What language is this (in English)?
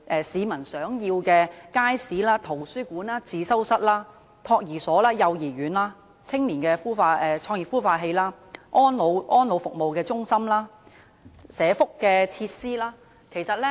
Cantonese